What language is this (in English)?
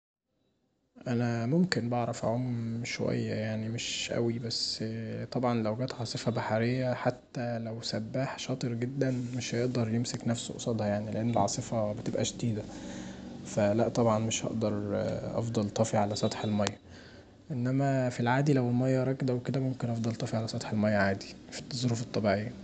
Egyptian Arabic